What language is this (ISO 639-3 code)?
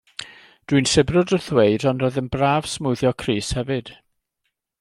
cym